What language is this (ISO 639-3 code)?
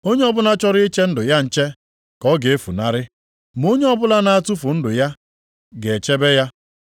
ibo